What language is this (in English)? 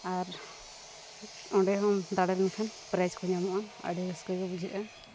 Santali